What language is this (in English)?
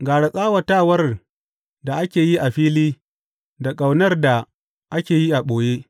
Hausa